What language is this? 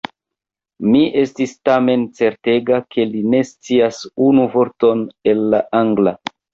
Esperanto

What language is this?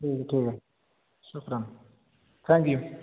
Urdu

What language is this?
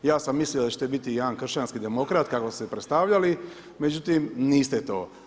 Croatian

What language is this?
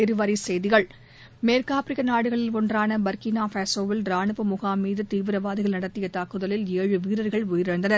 Tamil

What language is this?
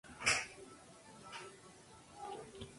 Spanish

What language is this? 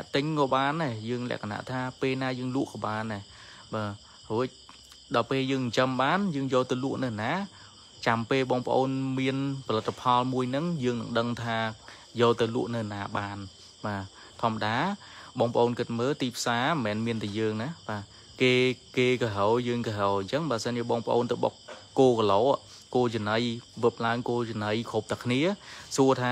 Vietnamese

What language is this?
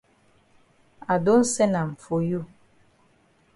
Cameroon Pidgin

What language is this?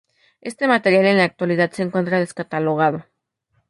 Spanish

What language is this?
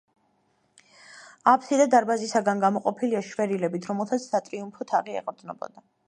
Georgian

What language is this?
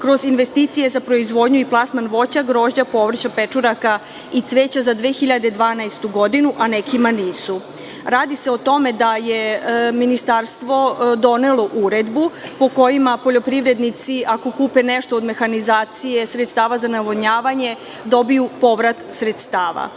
Serbian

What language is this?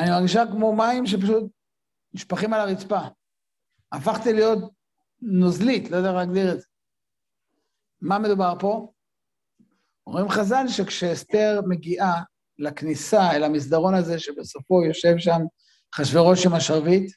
Hebrew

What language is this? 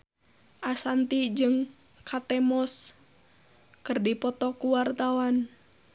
Sundanese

